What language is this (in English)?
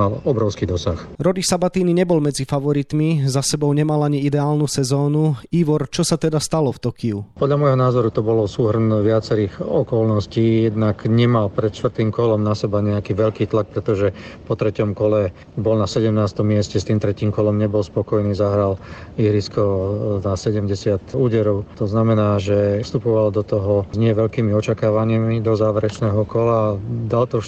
Slovak